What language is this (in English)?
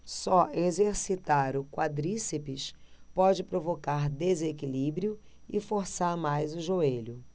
Portuguese